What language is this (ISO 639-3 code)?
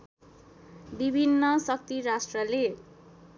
nep